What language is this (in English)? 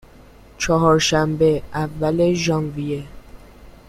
Persian